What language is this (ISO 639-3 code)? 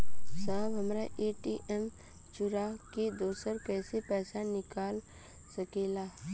bho